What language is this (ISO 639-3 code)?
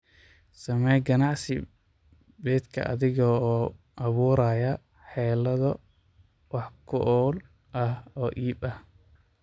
som